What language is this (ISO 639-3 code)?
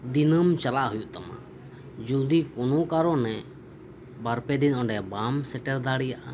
sat